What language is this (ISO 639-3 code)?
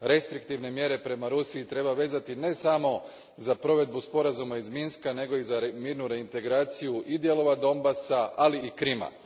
hrv